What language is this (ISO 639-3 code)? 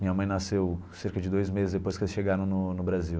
por